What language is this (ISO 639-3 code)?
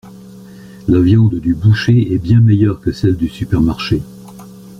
fra